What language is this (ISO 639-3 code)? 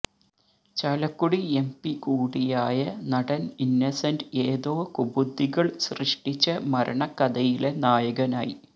mal